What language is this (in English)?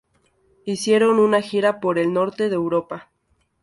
Spanish